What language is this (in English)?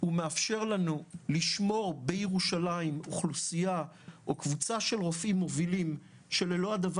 Hebrew